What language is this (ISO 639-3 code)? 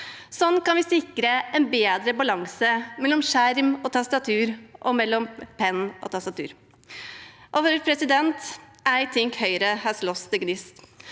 nor